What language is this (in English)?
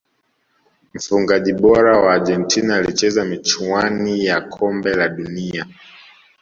Swahili